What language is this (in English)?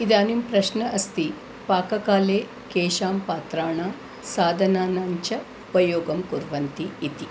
Sanskrit